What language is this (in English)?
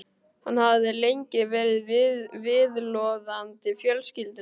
Icelandic